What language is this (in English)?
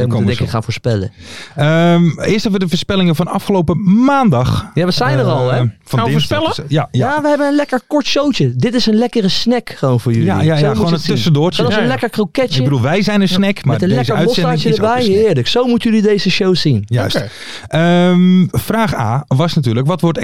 Dutch